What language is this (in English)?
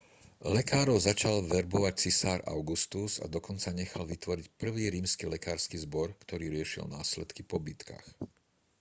Slovak